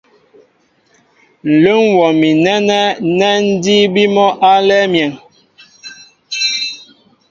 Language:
Mbo (Cameroon)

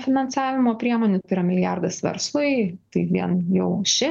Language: Lithuanian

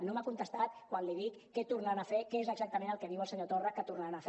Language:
Catalan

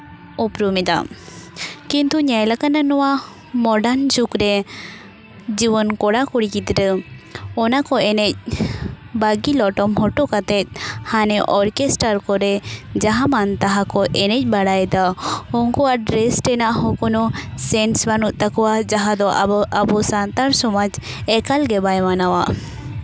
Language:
Santali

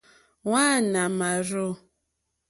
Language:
Mokpwe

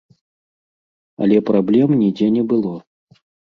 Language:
Belarusian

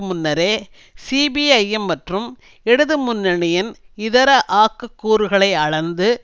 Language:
Tamil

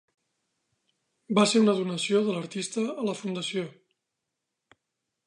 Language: Catalan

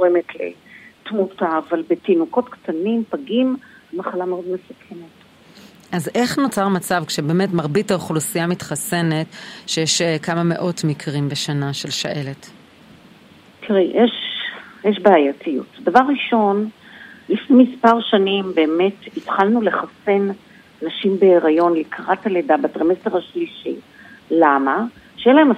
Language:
Hebrew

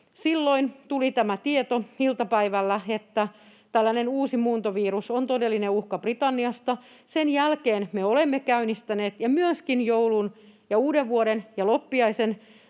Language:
Finnish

